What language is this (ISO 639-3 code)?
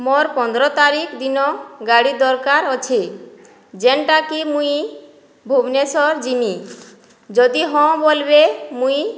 ori